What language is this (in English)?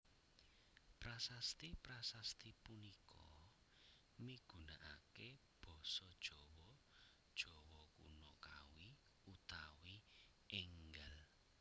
Javanese